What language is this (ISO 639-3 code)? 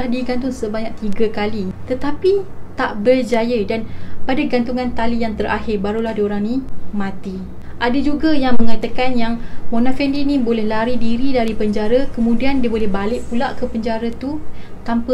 msa